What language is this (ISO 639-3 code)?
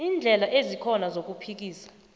nbl